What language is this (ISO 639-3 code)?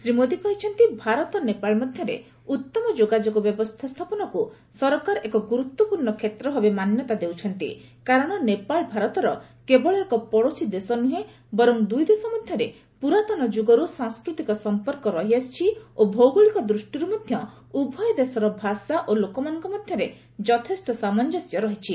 ori